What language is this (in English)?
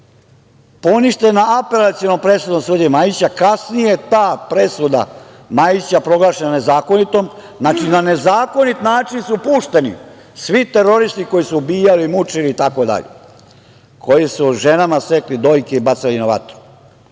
Serbian